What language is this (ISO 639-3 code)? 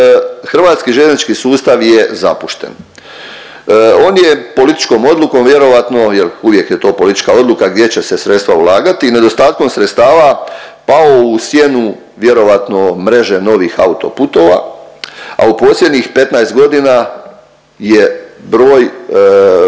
hrv